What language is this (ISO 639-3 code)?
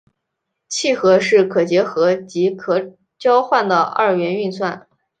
zho